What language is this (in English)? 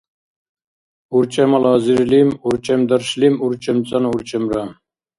Dargwa